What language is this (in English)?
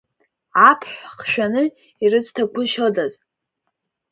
Abkhazian